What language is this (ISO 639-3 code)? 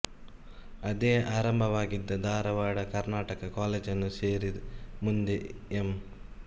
kan